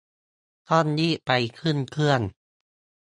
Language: Thai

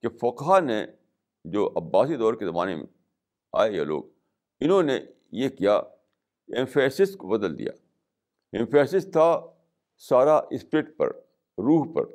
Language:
Urdu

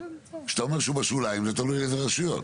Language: Hebrew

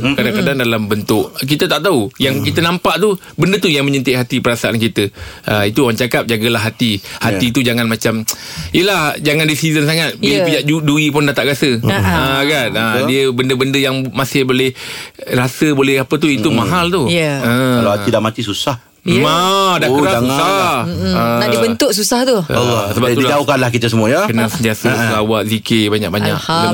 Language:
Malay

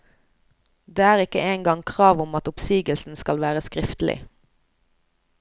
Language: Norwegian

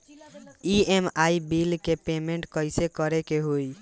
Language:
Bhojpuri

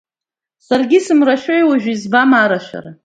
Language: Abkhazian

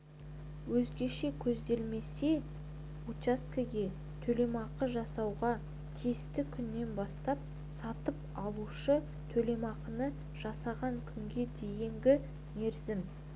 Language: Kazakh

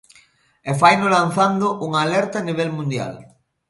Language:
Galician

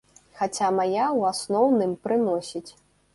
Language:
Belarusian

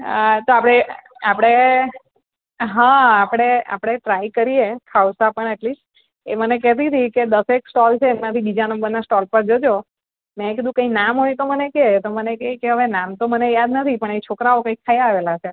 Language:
Gujarati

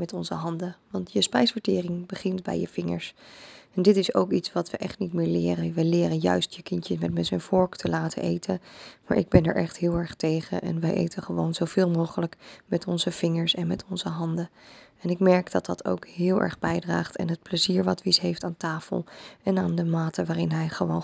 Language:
Dutch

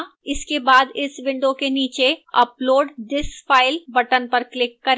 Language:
Hindi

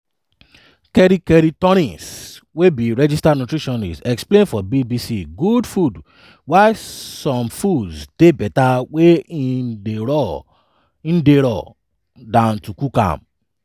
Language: Nigerian Pidgin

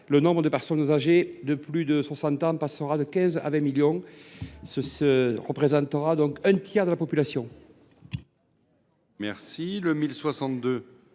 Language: French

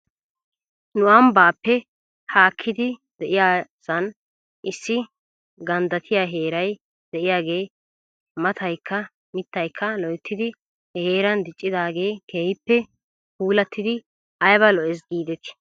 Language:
Wolaytta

